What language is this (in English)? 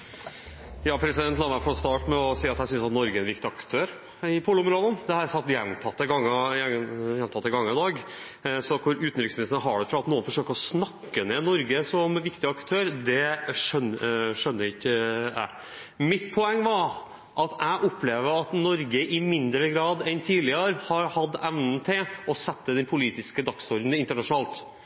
Norwegian Bokmål